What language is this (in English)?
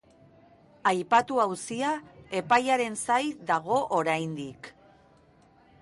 Basque